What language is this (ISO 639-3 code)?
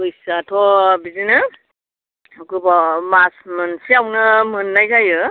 brx